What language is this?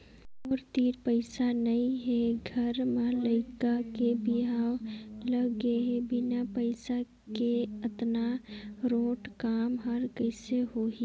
Chhattisgarhi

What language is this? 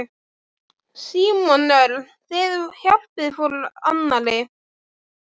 Icelandic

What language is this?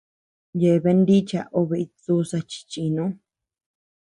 Tepeuxila Cuicatec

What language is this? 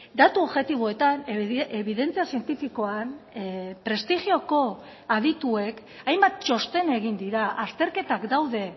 Basque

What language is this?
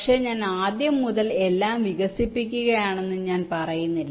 Malayalam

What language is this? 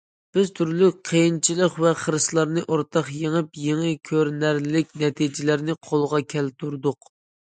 Uyghur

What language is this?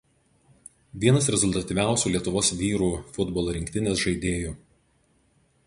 Lithuanian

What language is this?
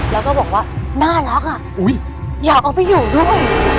Thai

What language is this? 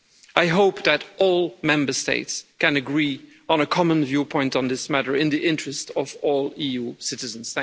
English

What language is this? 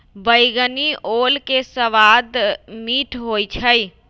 Magahi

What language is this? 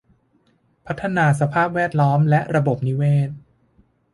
Thai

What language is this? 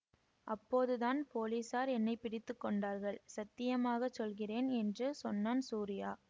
Tamil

